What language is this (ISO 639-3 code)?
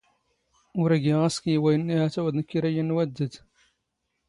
zgh